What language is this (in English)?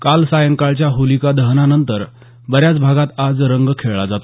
Marathi